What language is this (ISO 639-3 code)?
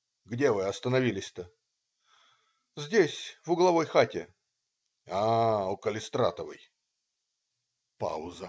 rus